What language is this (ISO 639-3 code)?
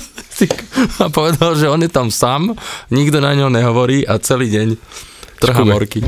slk